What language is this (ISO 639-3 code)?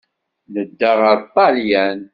kab